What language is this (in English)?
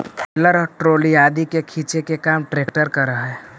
Magahi